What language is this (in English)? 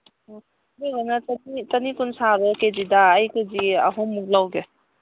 Manipuri